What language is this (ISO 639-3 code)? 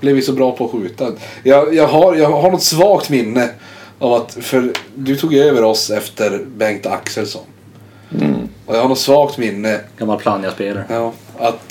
swe